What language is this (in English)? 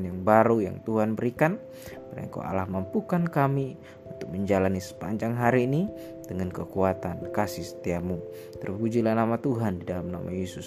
Indonesian